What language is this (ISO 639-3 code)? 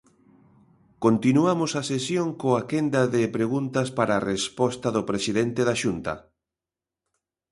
glg